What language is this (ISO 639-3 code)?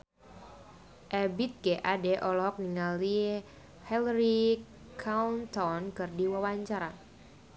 sun